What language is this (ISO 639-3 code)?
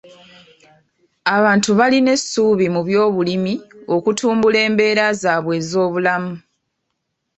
lug